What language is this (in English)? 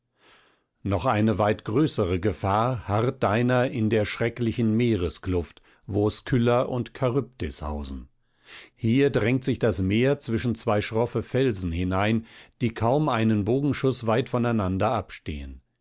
German